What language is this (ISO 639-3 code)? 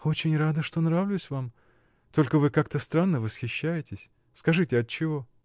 rus